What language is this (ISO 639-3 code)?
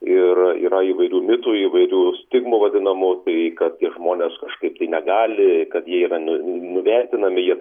lit